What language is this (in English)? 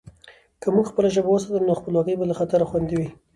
Pashto